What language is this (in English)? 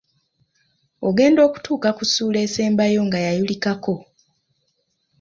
Ganda